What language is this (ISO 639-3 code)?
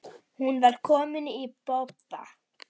isl